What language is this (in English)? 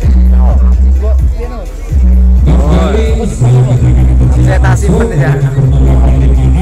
Indonesian